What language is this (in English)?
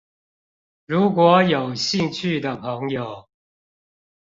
Chinese